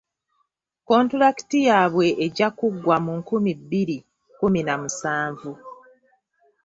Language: Ganda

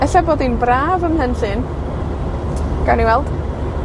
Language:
Welsh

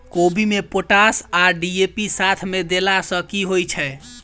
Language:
Maithili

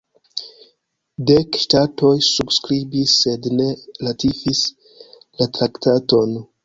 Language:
Esperanto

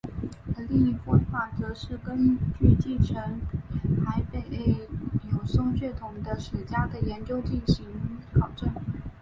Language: Chinese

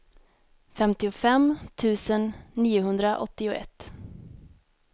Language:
Swedish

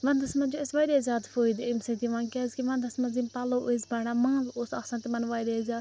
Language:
Kashmiri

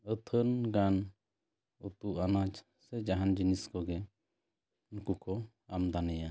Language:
Santali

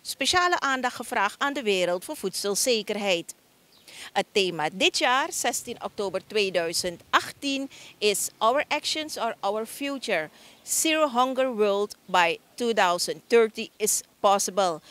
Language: Dutch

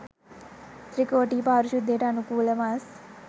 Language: Sinhala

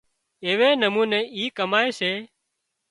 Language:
Wadiyara Koli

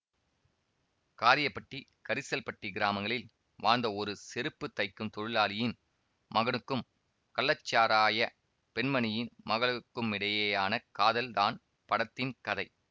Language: Tamil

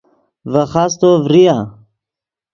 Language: Yidgha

